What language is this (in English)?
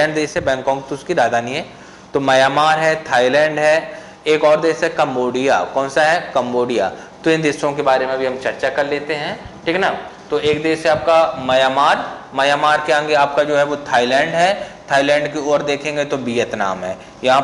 Hindi